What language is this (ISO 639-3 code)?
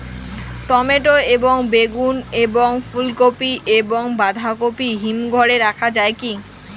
ben